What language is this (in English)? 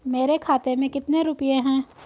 Hindi